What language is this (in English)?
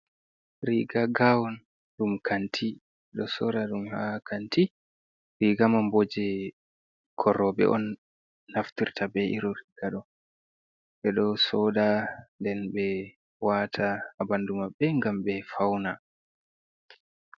Fula